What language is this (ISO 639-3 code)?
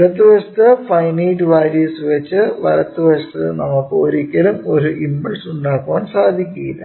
mal